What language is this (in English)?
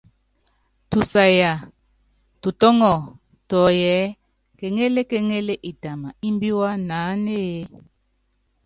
Yangben